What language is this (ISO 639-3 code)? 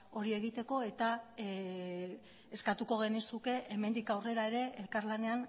eus